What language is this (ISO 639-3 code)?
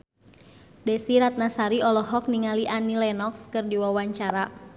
sun